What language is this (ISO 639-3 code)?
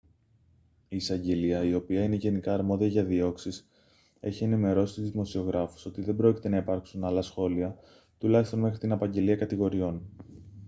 ell